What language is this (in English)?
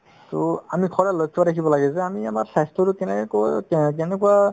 Assamese